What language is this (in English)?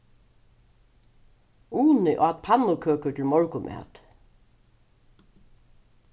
Faroese